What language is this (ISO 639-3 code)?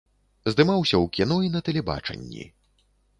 bel